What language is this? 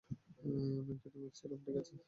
Bangla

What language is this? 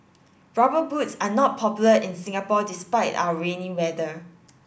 English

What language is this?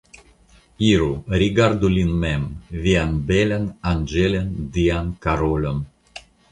Esperanto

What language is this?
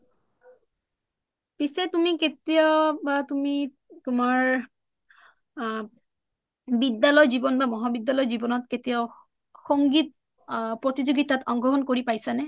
Assamese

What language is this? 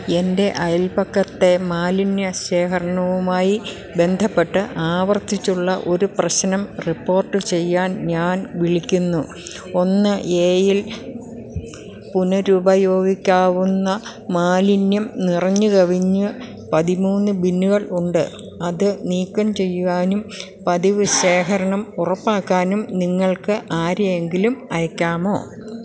Malayalam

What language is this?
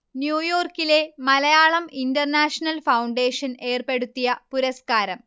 Malayalam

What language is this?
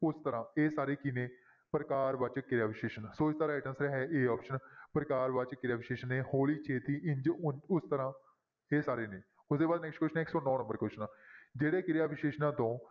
Punjabi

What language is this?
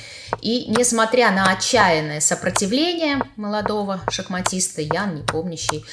Russian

